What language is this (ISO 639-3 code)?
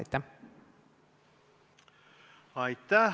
est